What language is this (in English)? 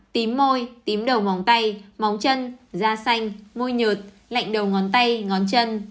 Vietnamese